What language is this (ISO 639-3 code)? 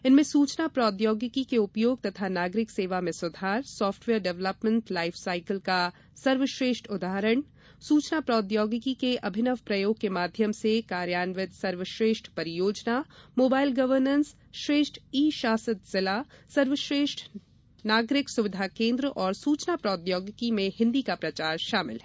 hin